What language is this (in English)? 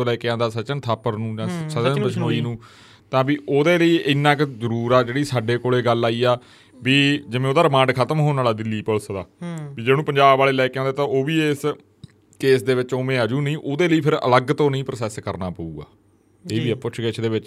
Punjabi